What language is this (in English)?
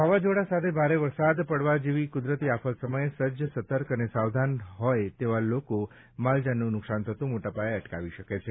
Gujarati